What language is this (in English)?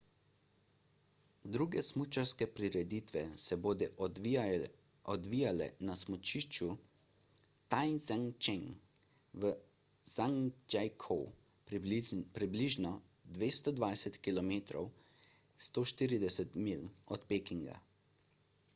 Slovenian